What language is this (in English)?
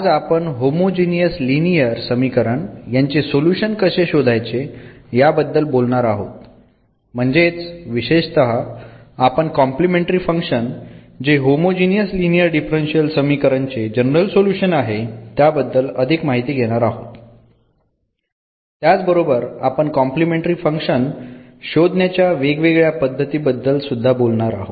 Marathi